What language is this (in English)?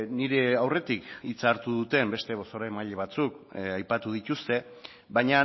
Basque